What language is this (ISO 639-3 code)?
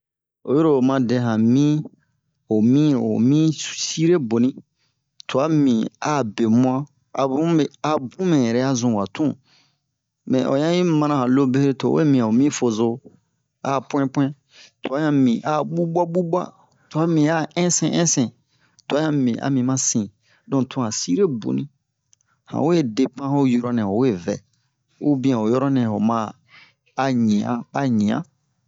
bmq